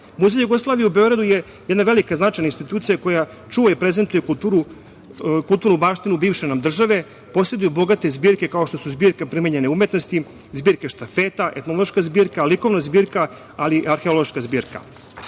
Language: Serbian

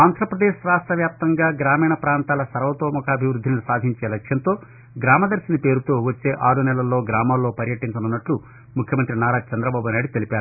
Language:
Telugu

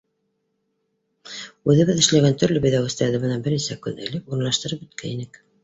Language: Bashkir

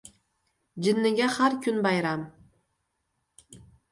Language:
Uzbek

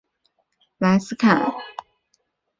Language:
Chinese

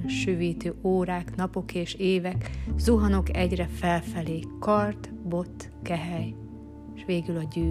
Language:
Hungarian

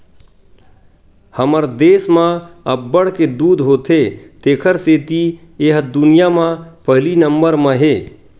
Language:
Chhattisgarhi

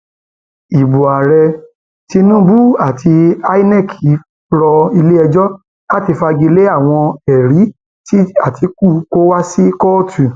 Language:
Yoruba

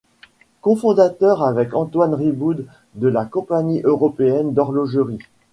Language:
French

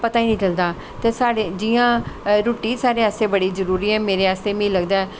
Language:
Dogri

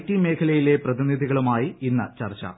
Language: Malayalam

